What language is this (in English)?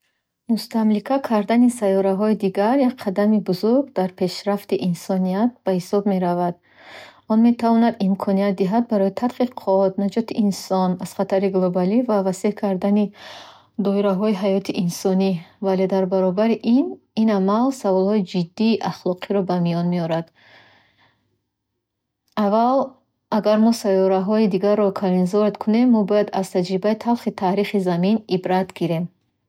Bukharic